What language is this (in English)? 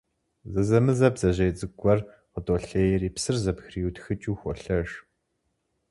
Kabardian